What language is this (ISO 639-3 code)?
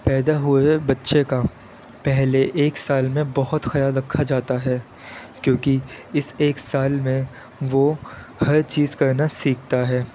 urd